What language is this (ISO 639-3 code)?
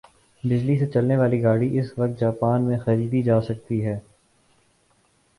urd